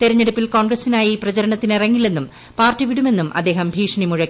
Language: Malayalam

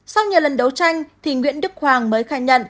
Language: Vietnamese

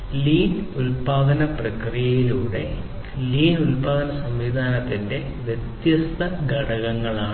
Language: Malayalam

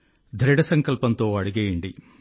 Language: Telugu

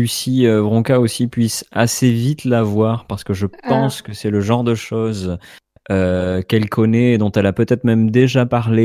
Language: French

